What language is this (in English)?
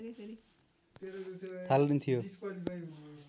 Nepali